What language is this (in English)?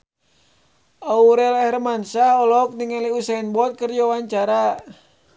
Sundanese